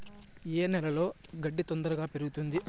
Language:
Telugu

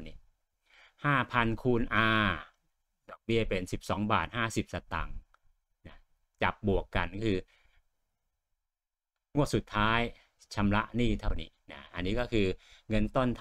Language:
Thai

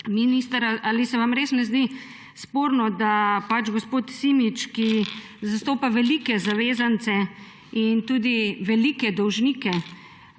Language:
Slovenian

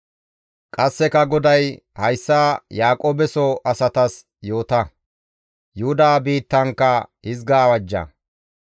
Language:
Gamo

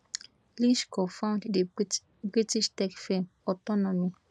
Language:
Nigerian Pidgin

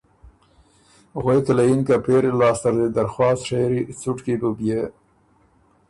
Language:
Ormuri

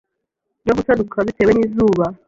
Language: Kinyarwanda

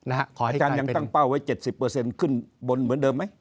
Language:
Thai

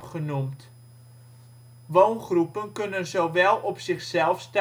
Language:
Dutch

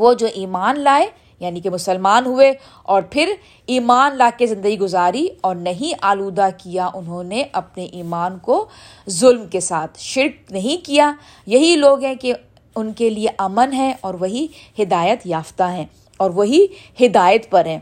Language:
Urdu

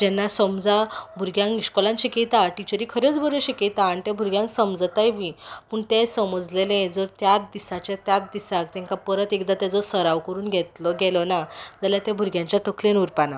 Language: Konkani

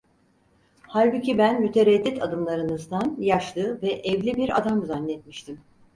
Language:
Turkish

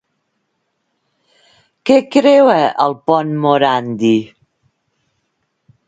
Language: Catalan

